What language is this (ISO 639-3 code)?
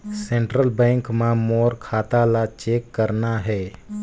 hne